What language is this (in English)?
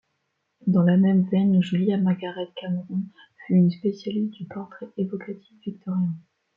French